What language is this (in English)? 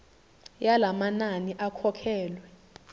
Zulu